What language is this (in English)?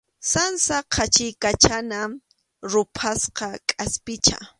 Arequipa-La Unión Quechua